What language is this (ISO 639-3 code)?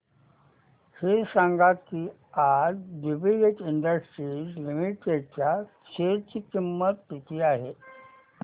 mar